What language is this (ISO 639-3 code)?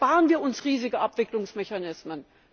deu